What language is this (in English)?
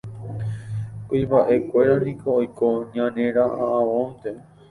Guarani